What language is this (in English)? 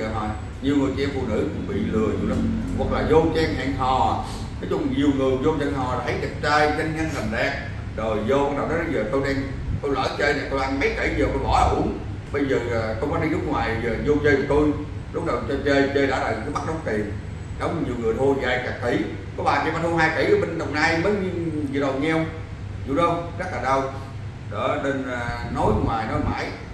Vietnamese